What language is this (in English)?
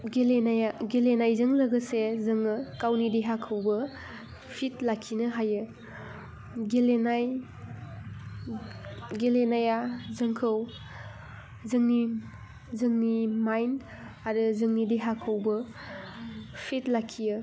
Bodo